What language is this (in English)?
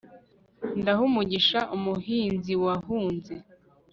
Kinyarwanda